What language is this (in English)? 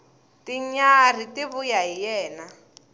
Tsonga